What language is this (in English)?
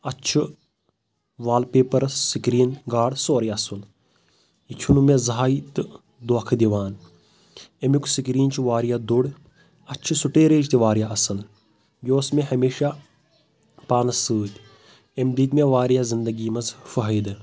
Kashmiri